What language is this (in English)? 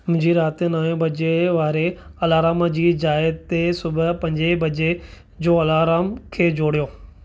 Sindhi